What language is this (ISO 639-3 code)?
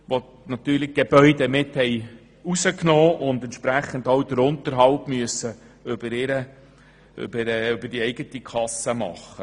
gsw